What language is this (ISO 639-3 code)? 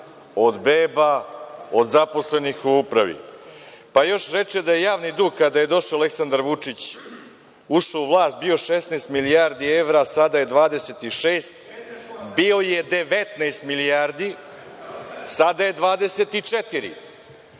srp